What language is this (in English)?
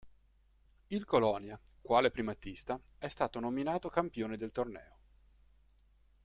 Italian